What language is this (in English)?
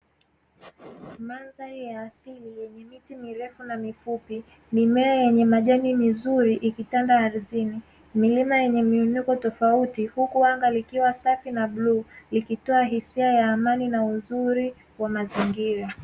Swahili